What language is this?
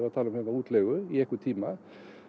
Icelandic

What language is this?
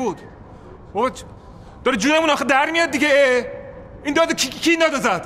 Persian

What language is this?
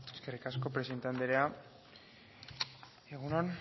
Basque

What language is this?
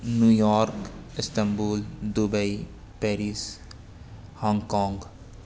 Urdu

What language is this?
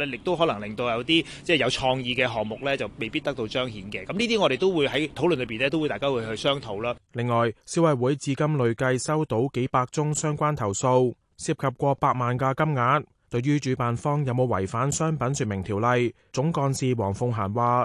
Chinese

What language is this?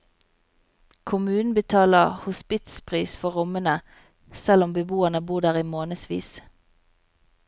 Norwegian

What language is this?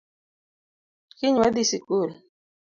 Luo (Kenya and Tanzania)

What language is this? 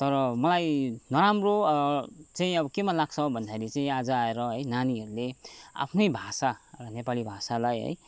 Nepali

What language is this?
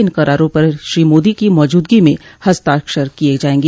Hindi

